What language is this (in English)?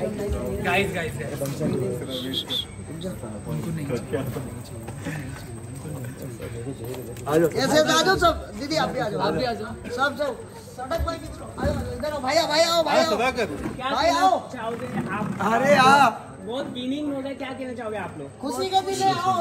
Hindi